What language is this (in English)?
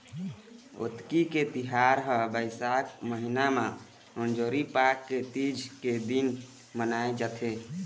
Chhattisgarhi